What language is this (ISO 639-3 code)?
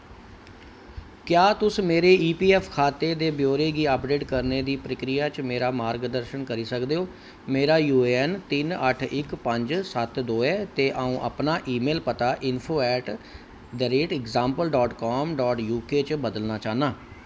doi